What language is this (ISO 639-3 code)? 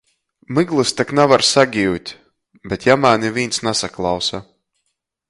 ltg